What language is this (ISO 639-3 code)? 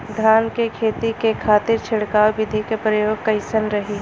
bho